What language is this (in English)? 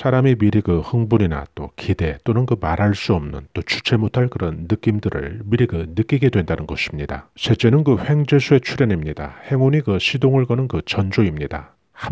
Korean